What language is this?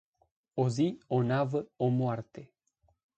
Romanian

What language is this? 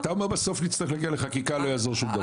Hebrew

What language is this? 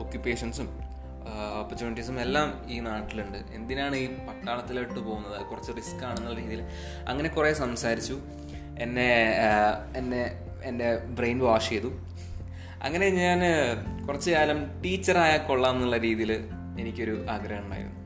Malayalam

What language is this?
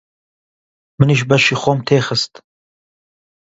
Central Kurdish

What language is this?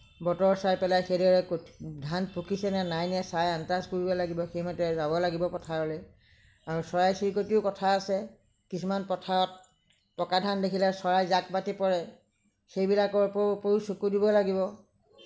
Assamese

